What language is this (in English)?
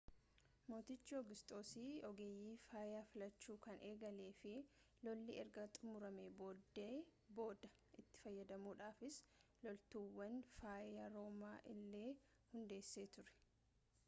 Oromo